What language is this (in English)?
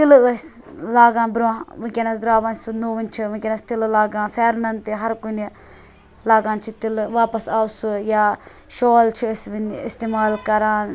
Kashmiri